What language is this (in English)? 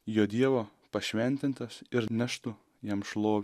Lithuanian